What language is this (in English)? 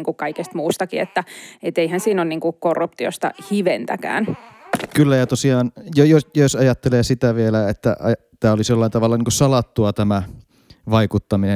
Finnish